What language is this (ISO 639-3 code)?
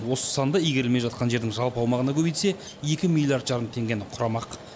kaz